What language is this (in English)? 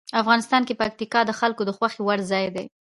Pashto